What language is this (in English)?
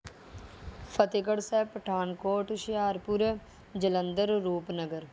Punjabi